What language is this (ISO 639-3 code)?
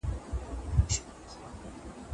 pus